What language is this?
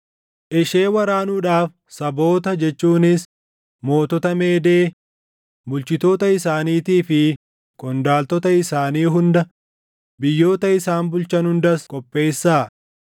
Oromo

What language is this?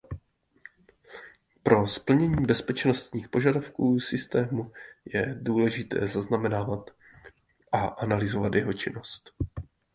Czech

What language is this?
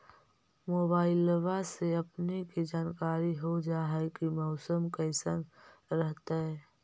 Magahi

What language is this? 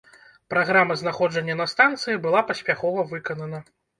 Belarusian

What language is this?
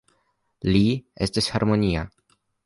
Esperanto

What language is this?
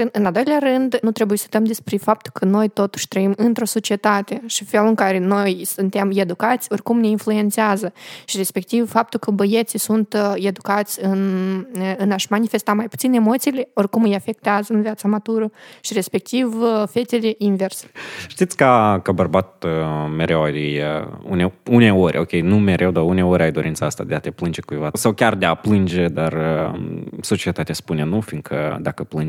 Romanian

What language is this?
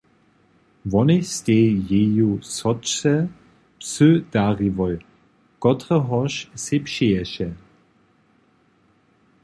Upper Sorbian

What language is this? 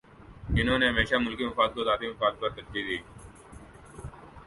Urdu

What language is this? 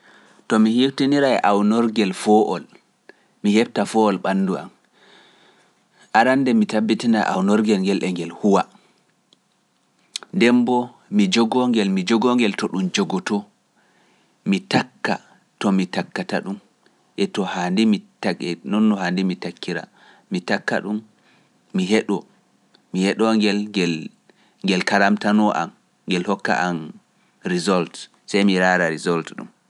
Pular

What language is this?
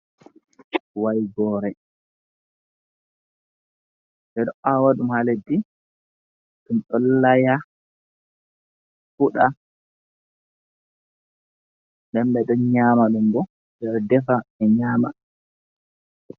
Fula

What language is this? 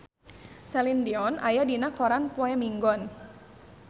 Sundanese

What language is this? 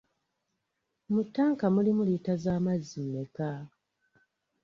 Ganda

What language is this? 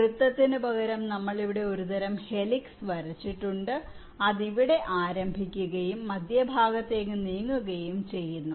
Malayalam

